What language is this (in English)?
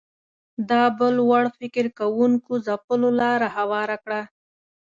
Pashto